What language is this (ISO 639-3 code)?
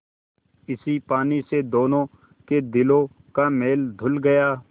hin